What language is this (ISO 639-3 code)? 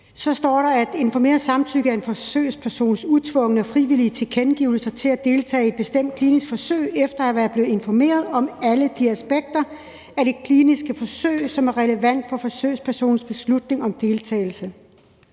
dan